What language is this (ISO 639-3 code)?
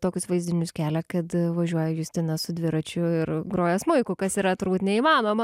lit